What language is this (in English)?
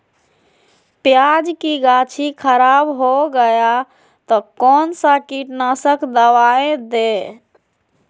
Magahi